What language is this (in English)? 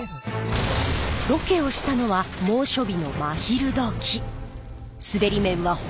Japanese